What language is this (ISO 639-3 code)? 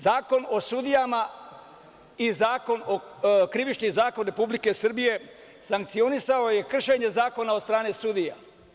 srp